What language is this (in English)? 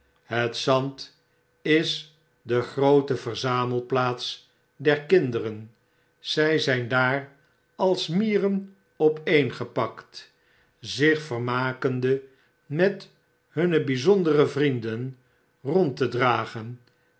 Dutch